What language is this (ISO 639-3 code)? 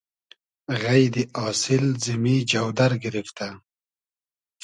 haz